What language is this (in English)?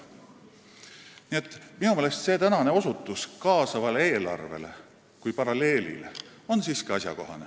Estonian